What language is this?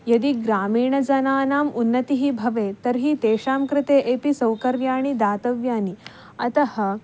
Sanskrit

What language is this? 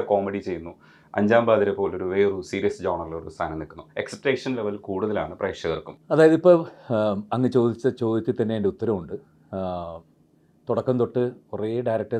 Malayalam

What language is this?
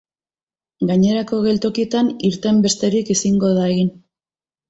Basque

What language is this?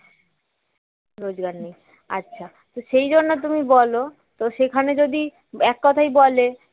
Bangla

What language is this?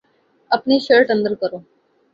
Urdu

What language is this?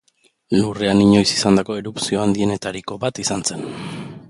Basque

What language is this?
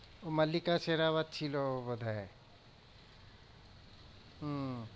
Bangla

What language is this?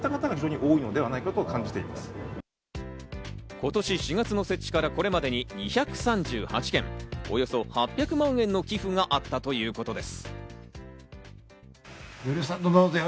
Japanese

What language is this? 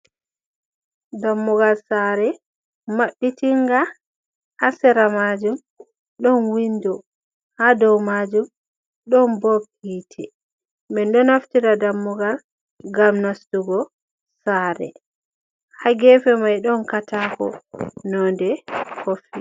Fula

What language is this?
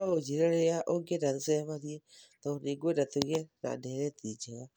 Kikuyu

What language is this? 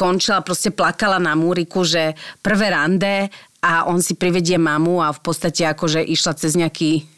Slovak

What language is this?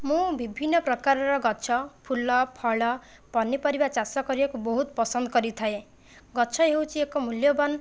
Odia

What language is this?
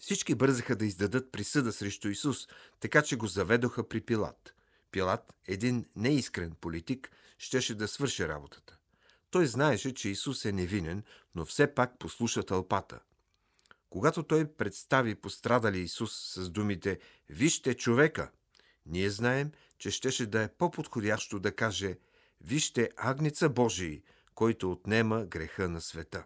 Bulgarian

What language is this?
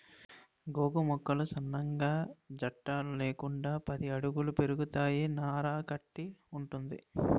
Telugu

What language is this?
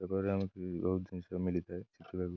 Odia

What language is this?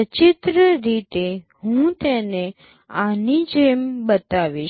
Gujarati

